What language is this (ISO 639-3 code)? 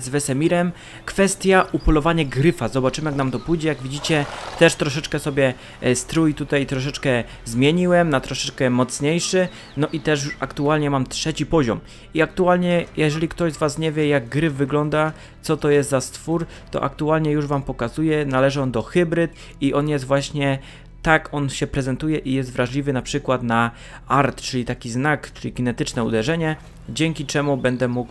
pol